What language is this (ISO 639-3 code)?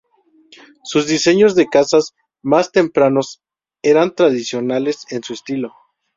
spa